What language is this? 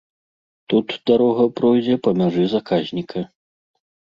Belarusian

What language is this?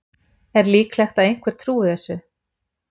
Icelandic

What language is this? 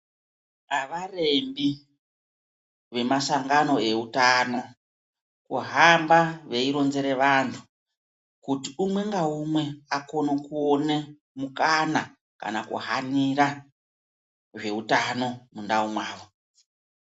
Ndau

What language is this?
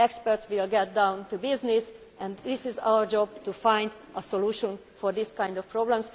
English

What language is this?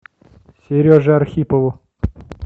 Russian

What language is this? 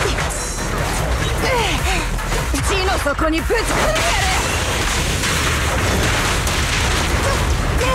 Japanese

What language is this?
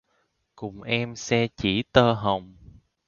Vietnamese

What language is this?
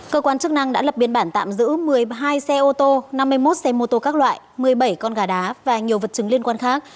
Vietnamese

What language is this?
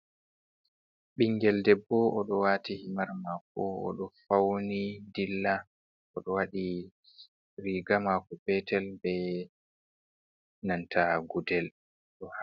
Fula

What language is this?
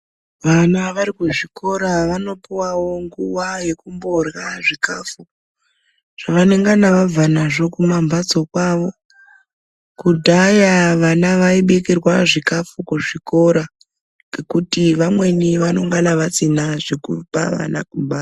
Ndau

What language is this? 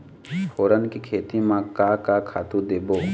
Chhattisgarhi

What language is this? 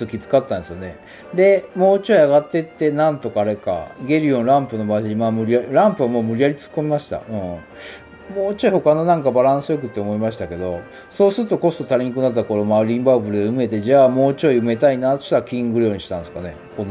Japanese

